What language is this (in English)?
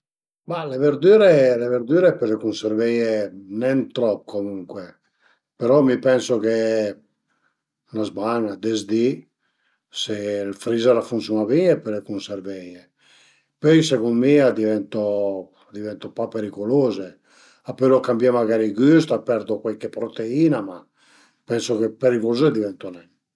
Piedmontese